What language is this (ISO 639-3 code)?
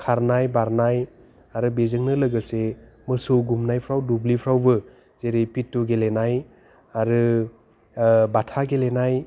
brx